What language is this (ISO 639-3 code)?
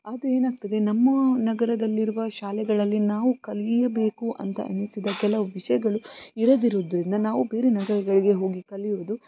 kan